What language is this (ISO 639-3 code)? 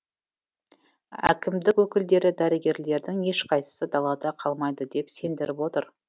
kaz